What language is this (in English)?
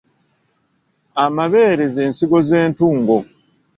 Ganda